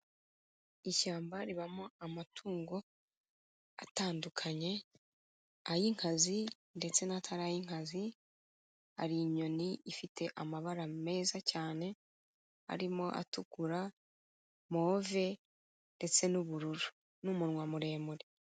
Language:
Kinyarwanda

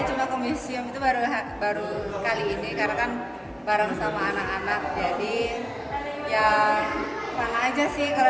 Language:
Indonesian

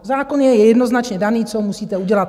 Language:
Czech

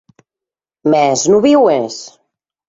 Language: Occitan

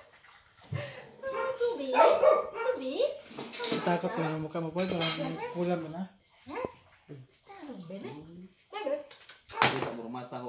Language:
Filipino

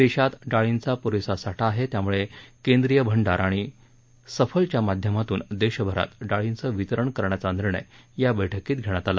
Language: Marathi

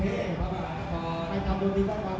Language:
Thai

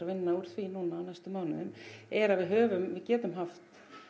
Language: Icelandic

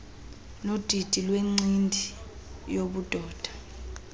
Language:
Xhosa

